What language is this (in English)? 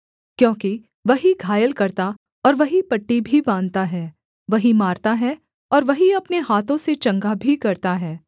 Hindi